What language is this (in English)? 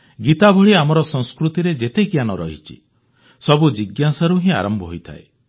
Odia